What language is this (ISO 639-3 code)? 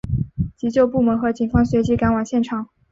zho